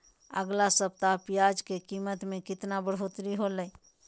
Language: Magahi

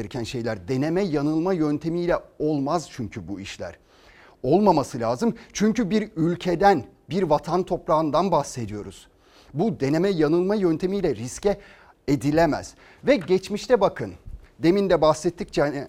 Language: Turkish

